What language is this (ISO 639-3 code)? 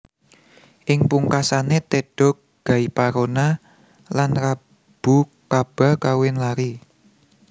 jav